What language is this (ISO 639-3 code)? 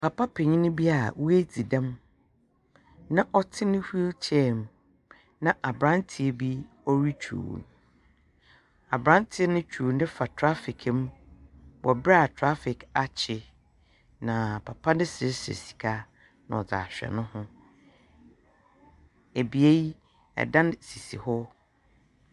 aka